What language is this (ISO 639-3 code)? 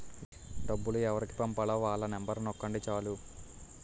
tel